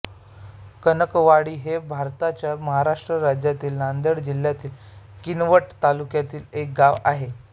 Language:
Marathi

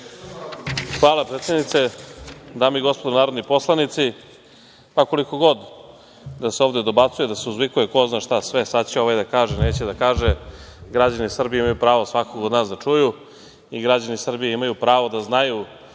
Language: Serbian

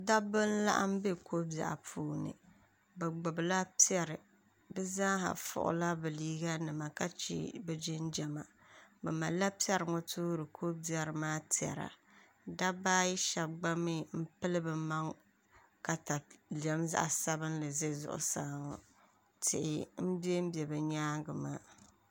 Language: Dagbani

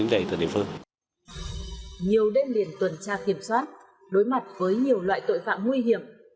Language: Vietnamese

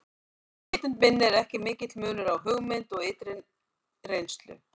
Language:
Icelandic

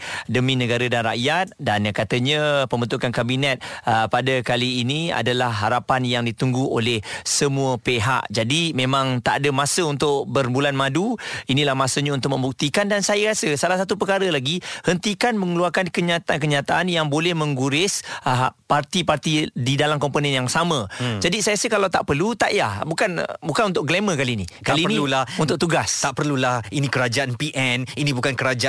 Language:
Malay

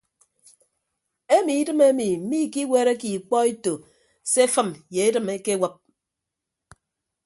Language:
Ibibio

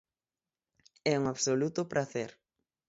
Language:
Galician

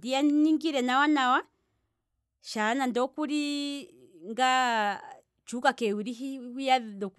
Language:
Kwambi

